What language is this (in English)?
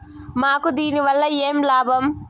Telugu